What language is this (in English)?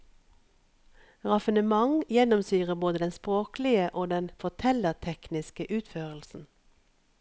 Norwegian